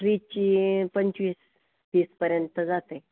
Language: Marathi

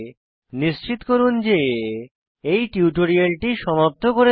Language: Bangla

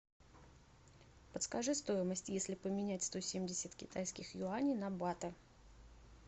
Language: Russian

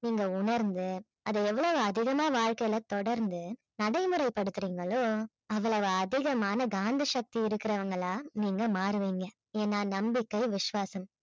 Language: Tamil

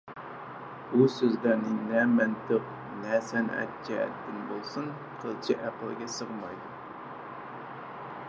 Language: Uyghur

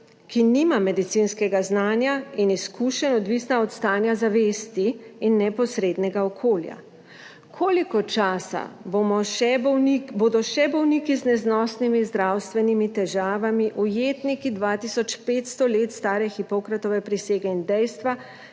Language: Slovenian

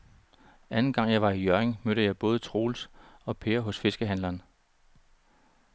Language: Danish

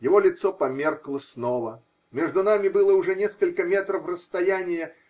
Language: Russian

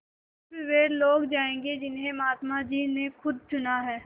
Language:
Hindi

